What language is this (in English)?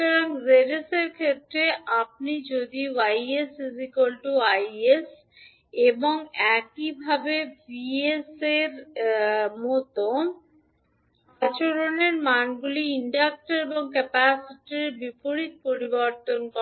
Bangla